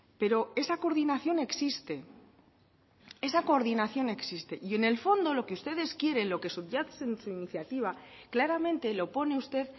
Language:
Spanish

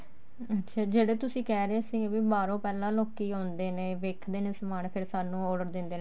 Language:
Punjabi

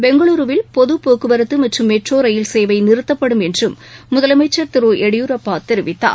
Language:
Tamil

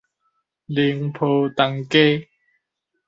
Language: Min Nan Chinese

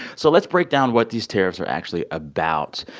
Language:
English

